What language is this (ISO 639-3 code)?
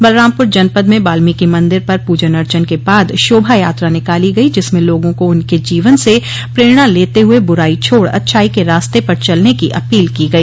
hin